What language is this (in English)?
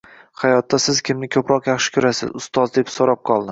Uzbek